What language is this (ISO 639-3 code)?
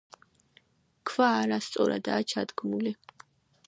kat